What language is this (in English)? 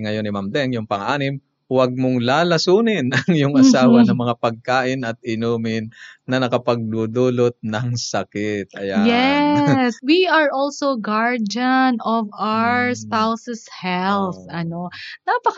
Filipino